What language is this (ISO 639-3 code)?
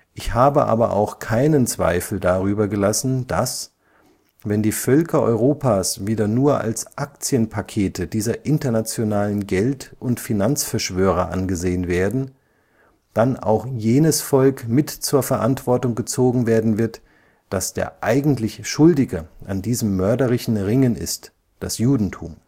deu